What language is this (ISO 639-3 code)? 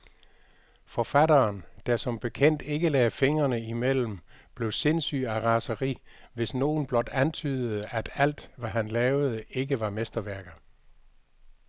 dan